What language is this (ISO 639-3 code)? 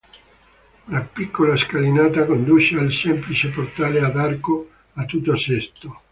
ita